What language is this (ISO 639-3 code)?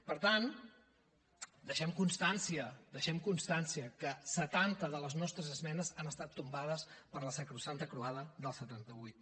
cat